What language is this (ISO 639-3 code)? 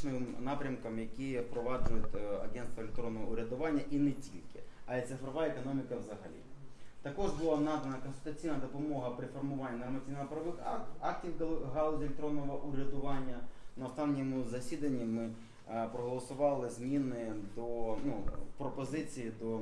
ukr